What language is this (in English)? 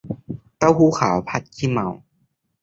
Thai